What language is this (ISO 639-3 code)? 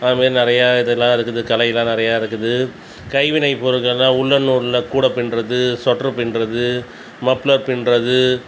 tam